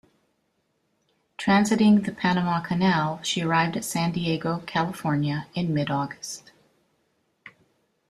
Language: English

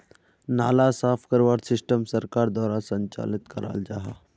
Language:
Magahi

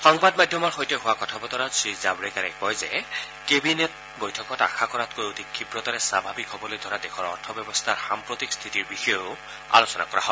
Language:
Assamese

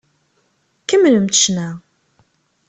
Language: Kabyle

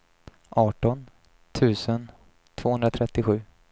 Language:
Swedish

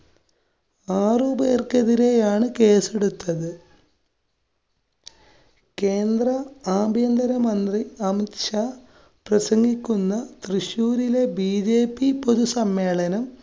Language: Malayalam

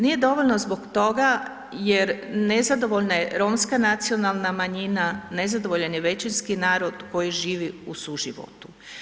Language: Croatian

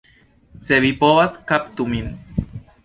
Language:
Esperanto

